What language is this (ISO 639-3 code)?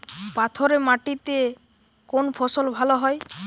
ben